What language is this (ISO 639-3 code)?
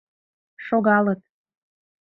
chm